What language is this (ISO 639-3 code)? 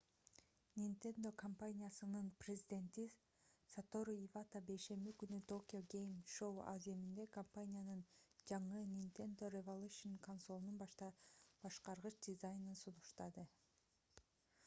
kir